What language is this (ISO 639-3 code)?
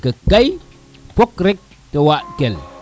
srr